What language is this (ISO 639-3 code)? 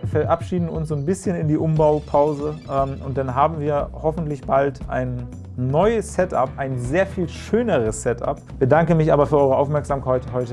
deu